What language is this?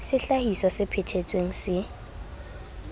Southern Sotho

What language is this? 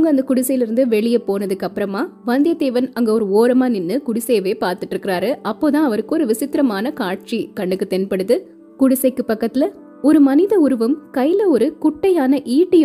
Tamil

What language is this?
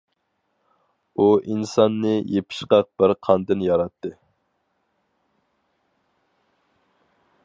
Uyghur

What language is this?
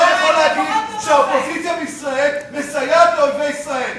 Hebrew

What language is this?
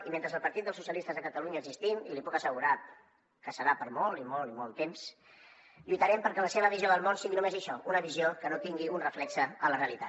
Catalan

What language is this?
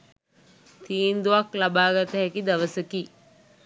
Sinhala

